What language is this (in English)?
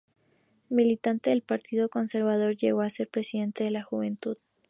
Spanish